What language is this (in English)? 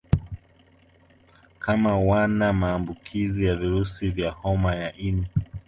Swahili